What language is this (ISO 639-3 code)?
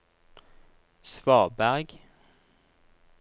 nor